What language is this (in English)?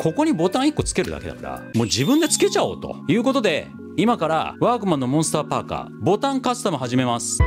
Japanese